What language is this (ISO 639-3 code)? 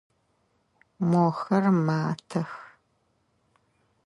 ady